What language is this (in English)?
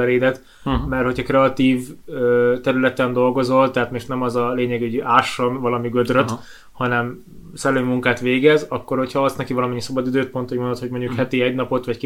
Hungarian